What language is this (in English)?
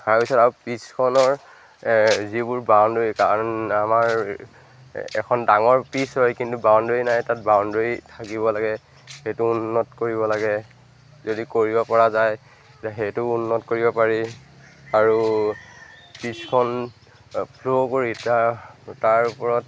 Assamese